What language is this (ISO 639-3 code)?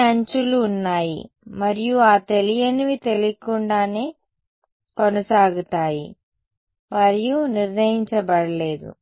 tel